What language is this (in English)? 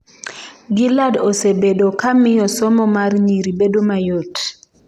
Luo (Kenya and Tanzania)